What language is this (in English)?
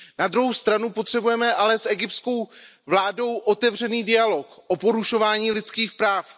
Czech